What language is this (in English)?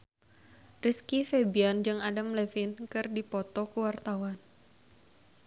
Sundanese